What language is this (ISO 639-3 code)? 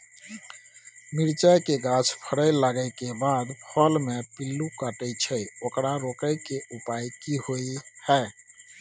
mai